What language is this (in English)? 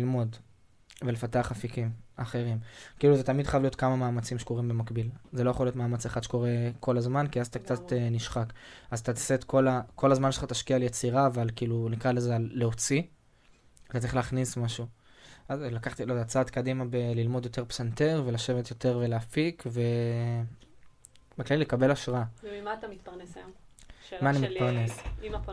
Hebrew